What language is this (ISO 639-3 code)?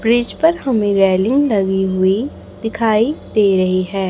hin